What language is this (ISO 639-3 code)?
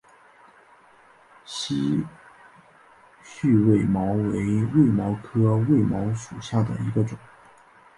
zho